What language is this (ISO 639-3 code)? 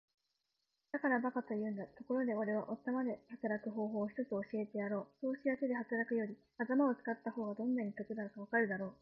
jpn